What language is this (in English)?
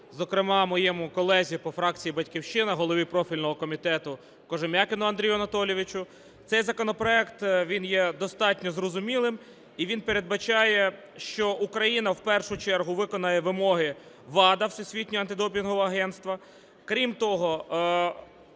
Ukrainian